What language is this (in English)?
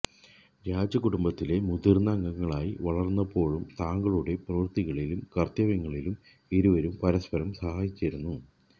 Malayalam